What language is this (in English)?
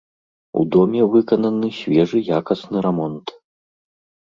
Belarusian